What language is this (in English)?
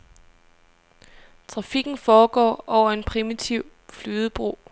Danish